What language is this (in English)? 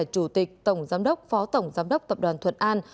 Vietnamese